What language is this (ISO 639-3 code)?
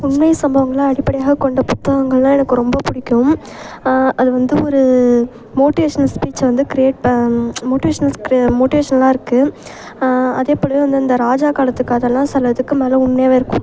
tam